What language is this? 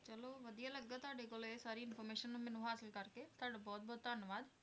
Punjabi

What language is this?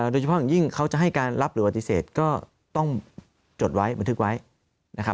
Thai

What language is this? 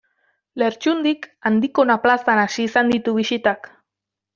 Basque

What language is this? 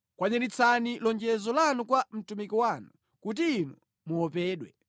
Nyanja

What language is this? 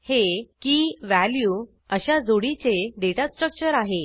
Marathi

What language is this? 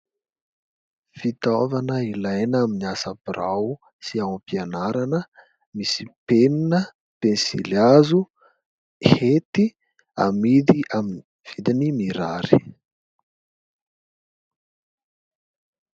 Malagasy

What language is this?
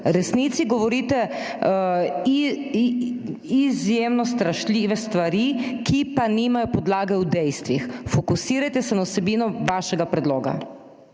Slovenian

